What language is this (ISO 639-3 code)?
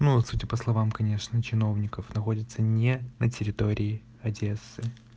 rus